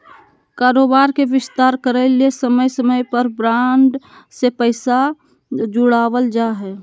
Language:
Magahi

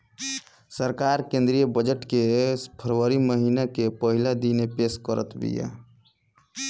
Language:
Bhojpuri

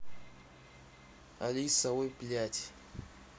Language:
Russian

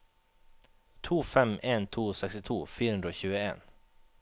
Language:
Norwegian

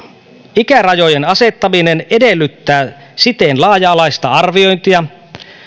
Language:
Finnish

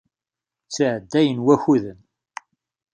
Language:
Kabyle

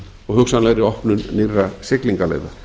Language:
Icelandic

